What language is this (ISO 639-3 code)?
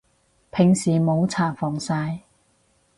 yue